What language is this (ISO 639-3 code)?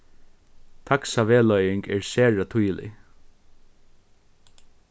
fao